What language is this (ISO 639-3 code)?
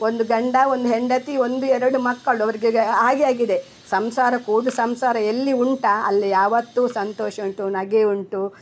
kan